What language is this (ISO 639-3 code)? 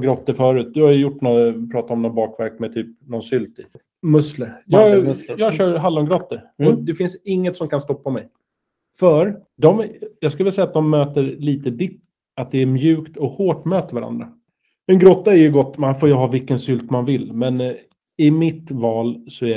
swe